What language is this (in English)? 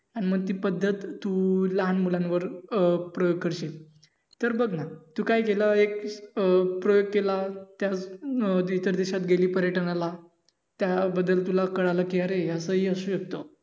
Marathi